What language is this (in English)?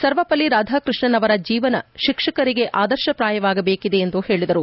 Kannada